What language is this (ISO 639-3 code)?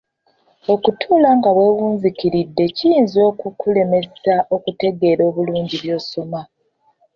lug